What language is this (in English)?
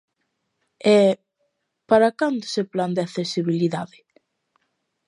Galician